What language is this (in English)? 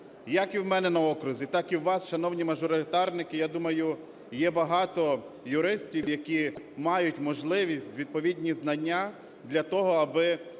Ukrainian